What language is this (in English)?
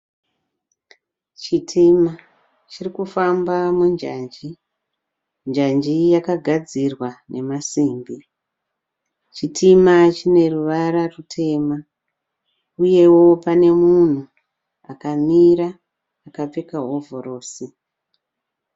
Shona